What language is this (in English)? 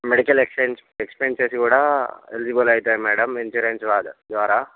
Telugu